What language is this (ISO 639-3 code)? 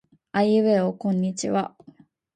jpn